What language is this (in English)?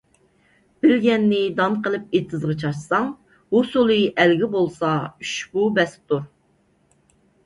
Uyghur